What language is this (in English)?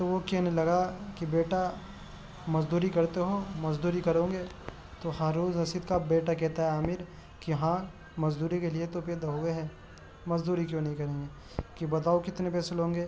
Urdu